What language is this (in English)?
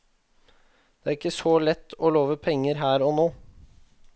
Norwegian